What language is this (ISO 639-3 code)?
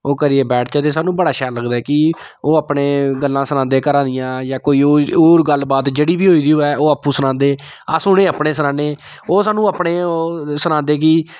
doi